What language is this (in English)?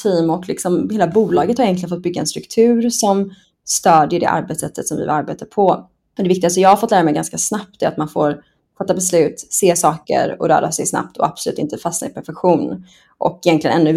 Swedish